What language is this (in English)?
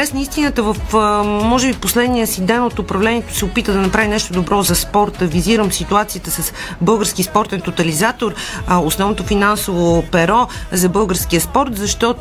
Bulgarian